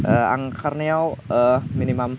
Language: Bodo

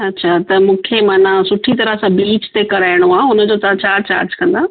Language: Sindhi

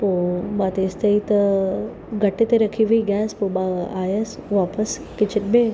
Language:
Sindhi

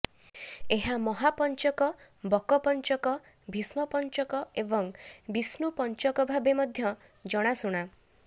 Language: Odia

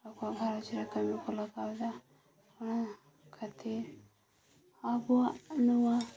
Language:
Santali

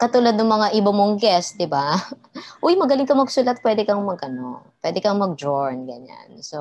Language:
Filipino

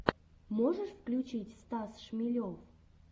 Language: Russian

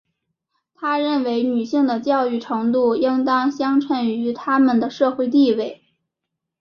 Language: Chinese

